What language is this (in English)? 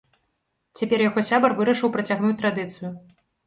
Belarusian